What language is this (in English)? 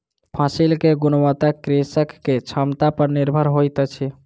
Maithili